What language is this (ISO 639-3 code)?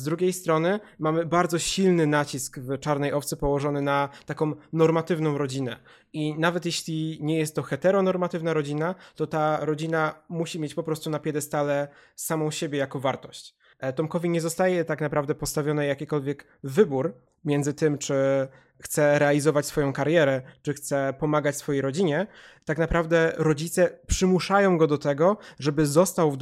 pol